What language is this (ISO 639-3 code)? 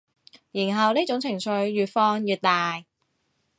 yue